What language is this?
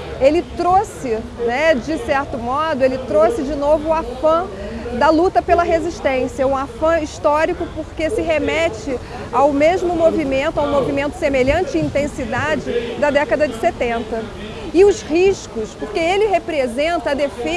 Portuguese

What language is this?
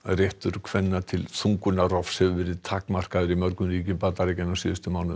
Icelandic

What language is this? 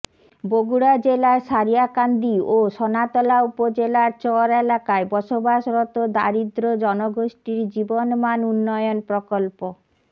Bangla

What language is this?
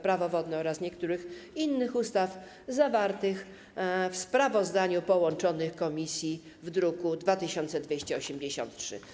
Polish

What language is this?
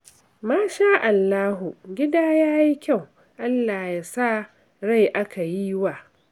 Hausa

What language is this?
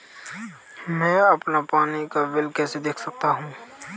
Hindi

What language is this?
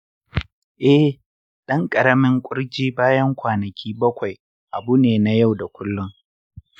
Hausa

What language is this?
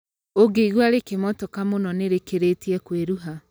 Kikuyu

